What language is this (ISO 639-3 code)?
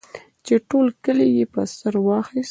pus